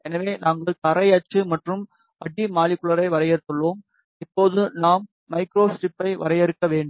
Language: Tamil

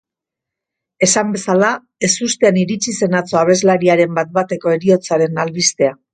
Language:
Basque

